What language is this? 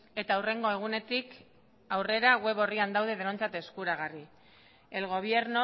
Basque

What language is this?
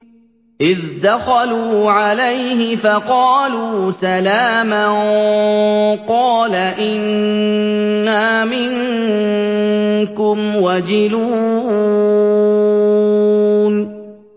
Arabic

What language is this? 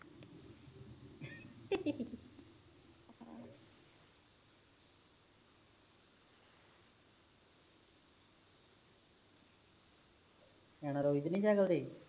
Punjabi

